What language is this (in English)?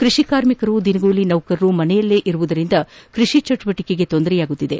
Kannada